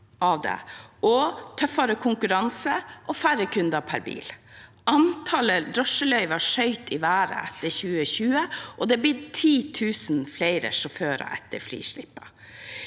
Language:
Norwegian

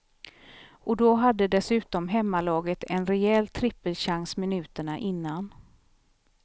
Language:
Swedish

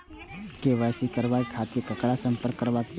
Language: Maithili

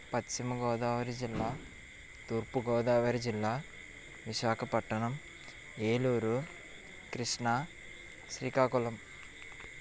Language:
Telugu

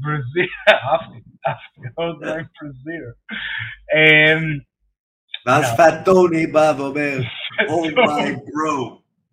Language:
Hebrew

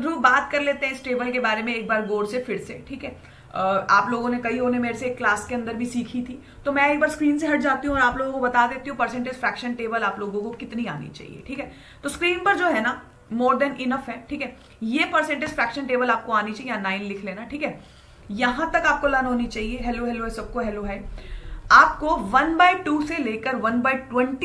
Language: Hindi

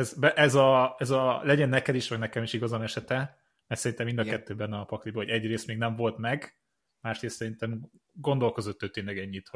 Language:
Hungarian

